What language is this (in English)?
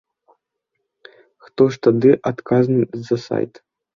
Belarusian